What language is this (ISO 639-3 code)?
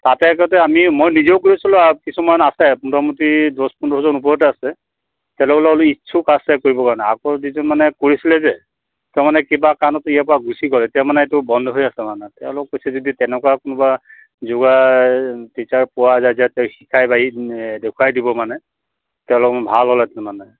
asm